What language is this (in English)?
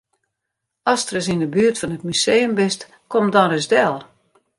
Western Frisian